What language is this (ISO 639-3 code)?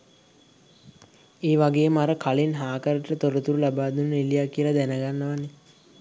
sin